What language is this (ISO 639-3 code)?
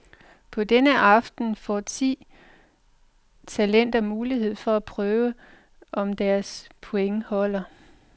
dan